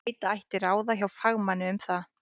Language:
Icelandic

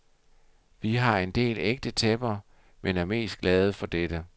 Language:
Danish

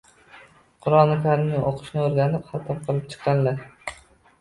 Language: Uzbek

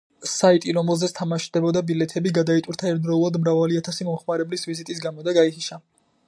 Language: Georgian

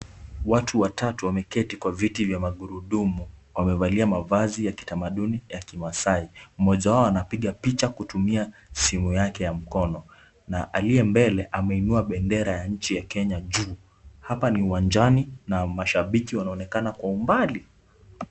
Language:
Swahili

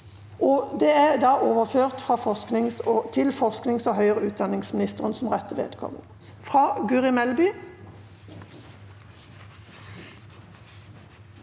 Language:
Norwegian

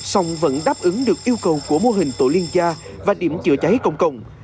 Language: Vietnamese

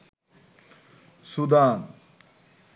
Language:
Bangla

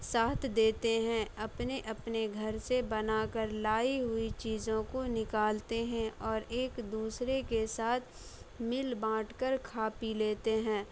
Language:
Urdu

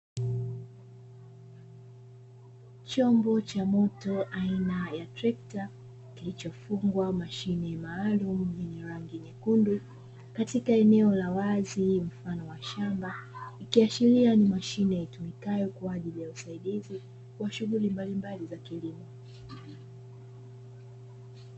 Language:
Swahili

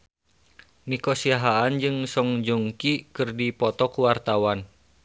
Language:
Sundanese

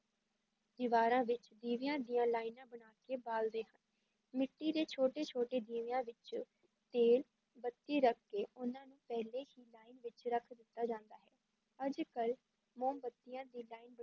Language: Punjabi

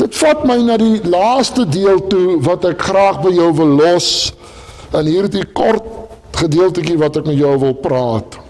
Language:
Dutch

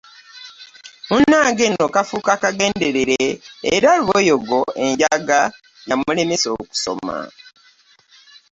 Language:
Ganda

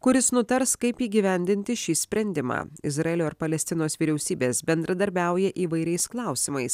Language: Lithuanian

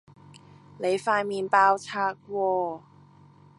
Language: Cantonese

